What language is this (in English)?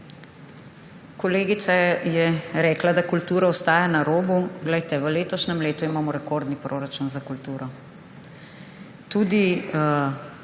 Slovenian